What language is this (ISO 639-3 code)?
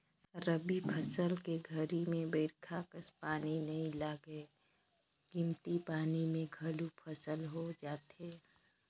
hne